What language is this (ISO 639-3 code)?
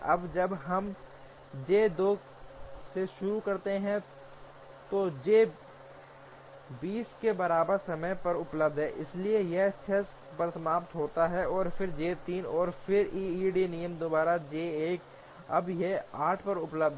hin